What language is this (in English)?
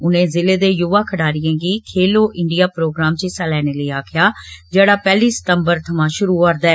Dogri